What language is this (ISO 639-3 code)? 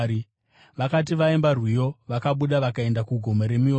sna